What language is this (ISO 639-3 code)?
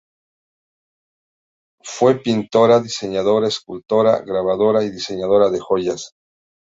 spa